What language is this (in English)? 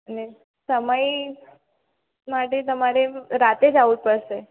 Gujarati